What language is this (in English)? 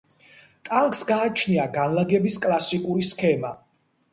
Georgian